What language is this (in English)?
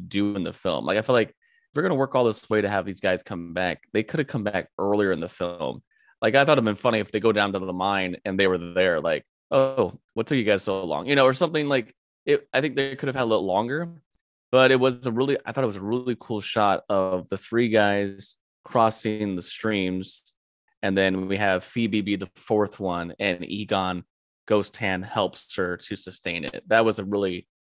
English